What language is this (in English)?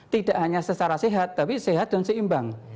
Indonesian